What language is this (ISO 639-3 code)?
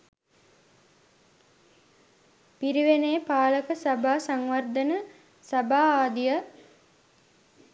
sin